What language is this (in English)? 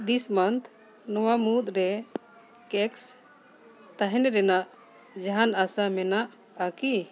Santali